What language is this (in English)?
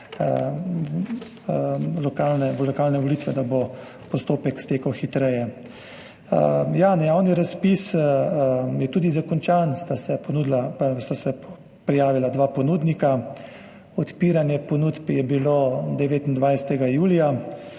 Slovenian